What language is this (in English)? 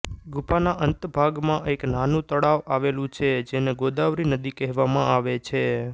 Gujarati